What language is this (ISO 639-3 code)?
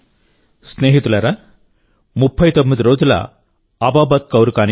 tel